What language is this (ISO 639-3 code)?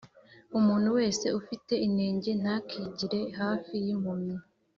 kin